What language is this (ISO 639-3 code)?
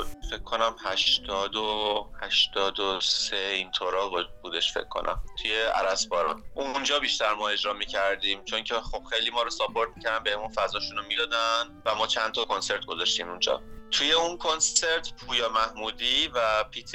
fas